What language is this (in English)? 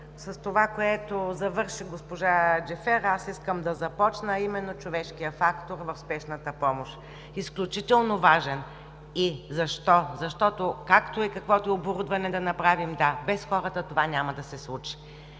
Bulgarian